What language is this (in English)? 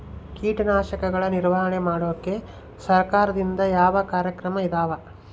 Kannada